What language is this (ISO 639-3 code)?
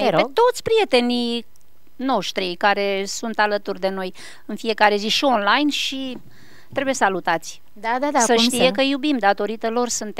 ron